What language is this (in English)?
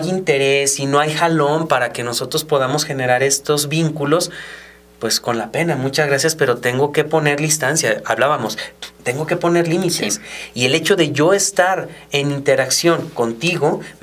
Spanish